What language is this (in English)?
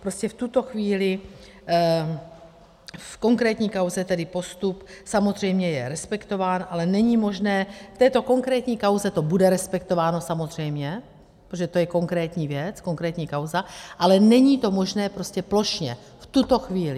Czech